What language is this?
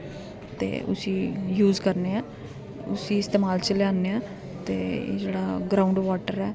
Dogri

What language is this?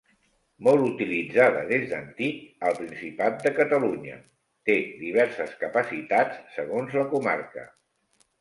Catalan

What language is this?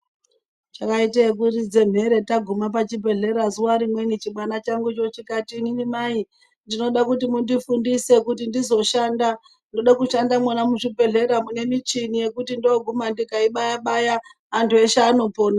Ndau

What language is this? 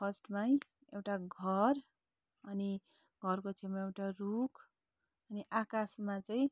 Nepali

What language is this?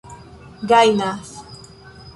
Esperanto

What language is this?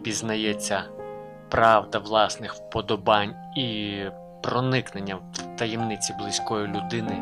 Ukrainian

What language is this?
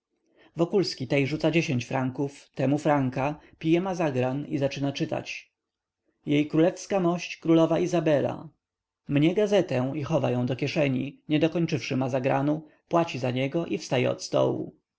Polish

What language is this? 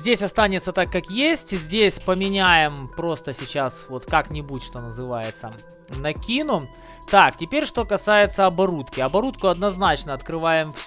Russian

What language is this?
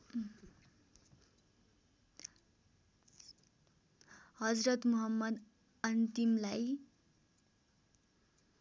Nepali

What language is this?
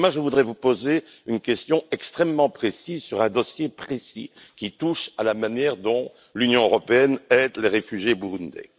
French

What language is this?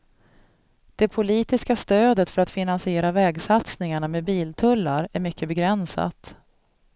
Swedish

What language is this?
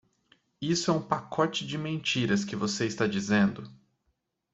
Portuguese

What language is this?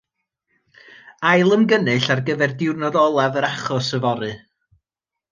Welsh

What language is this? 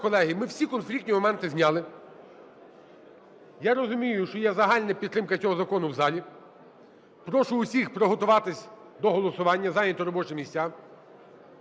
Ukrainian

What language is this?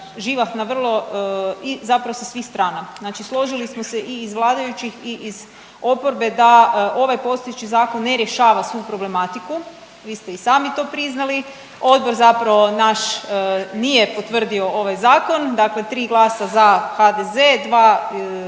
Croatian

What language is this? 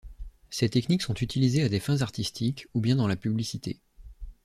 French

